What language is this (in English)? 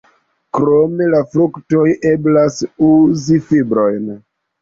Esperanto